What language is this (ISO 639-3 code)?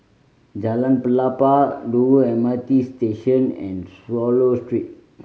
eng